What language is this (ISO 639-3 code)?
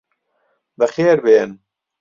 ckb